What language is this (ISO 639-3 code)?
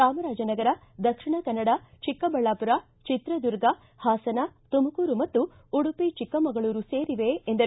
kan